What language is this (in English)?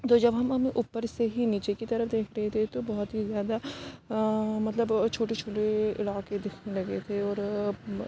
Urdu